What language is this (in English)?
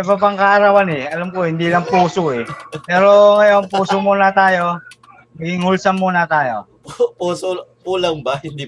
Filipino